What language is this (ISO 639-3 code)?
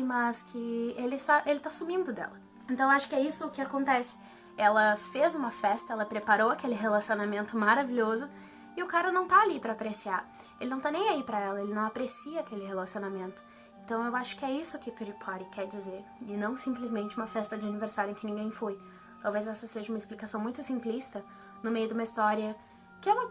por